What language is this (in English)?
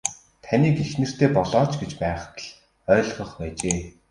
Mongolian